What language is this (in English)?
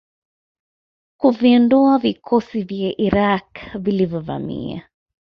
Swahili